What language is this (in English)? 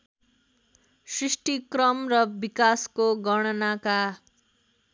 Nepali